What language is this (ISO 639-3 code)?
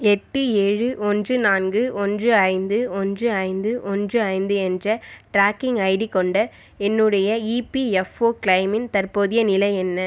tam